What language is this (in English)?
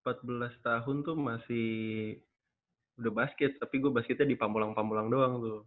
Indonesian